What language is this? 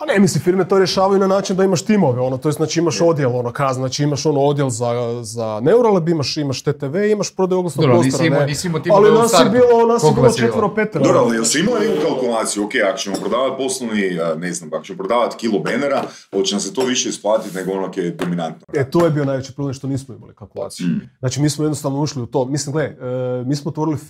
Croatian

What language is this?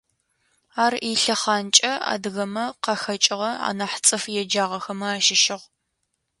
Adyghe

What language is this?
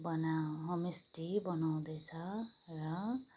Nepali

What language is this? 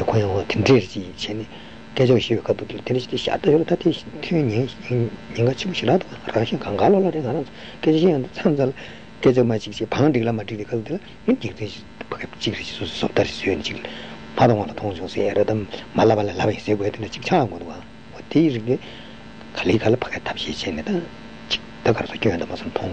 Italian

